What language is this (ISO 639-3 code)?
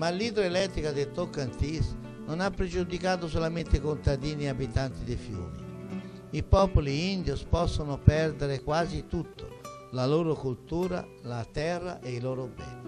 ita